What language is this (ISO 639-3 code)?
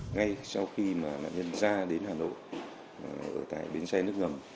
vie